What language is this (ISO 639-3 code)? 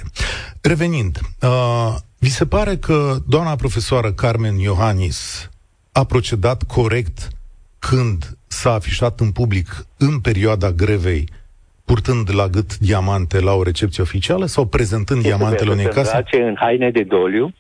ron